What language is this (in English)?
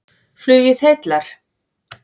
Icelandic